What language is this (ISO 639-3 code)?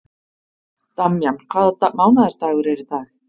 isl